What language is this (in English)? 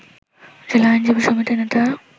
Bangla